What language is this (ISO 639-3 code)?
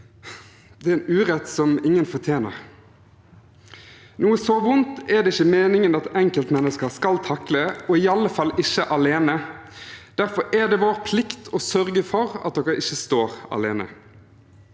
nor